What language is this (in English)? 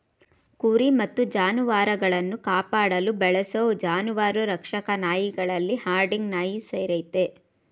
Kannada